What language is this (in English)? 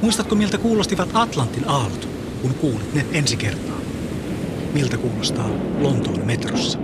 Finnish